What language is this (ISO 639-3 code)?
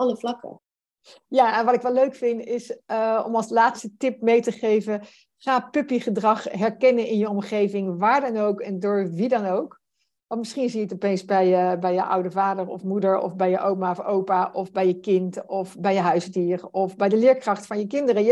nld